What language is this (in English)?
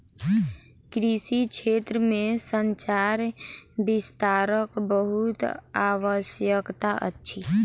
Maithili